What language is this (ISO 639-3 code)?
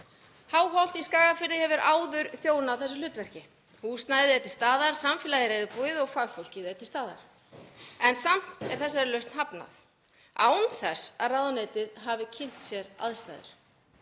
isl